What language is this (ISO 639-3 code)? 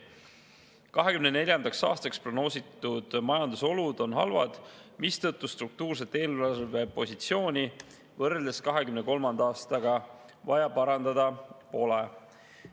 est